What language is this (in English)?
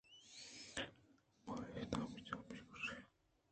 Eastern Balochi